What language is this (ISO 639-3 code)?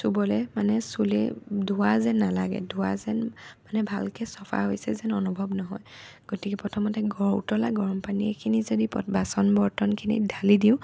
asm